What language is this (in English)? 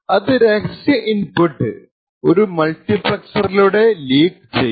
Malayalam